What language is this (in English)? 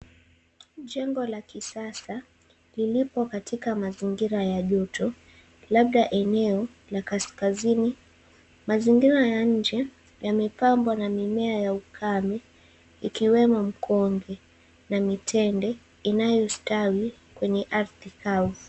Swahili